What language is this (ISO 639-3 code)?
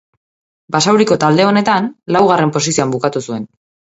eus